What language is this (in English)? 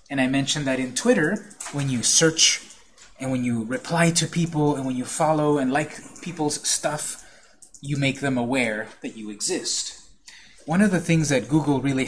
English